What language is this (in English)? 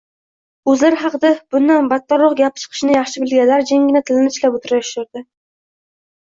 Uzbek